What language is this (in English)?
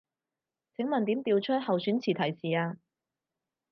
Cantonese